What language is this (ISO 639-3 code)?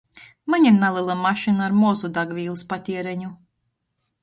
ltg